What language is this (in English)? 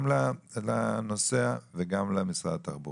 Hebrew